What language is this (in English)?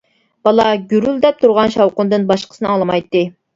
Uyghur